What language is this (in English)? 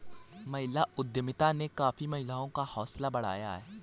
Hindi